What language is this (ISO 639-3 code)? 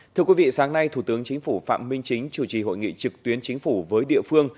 vie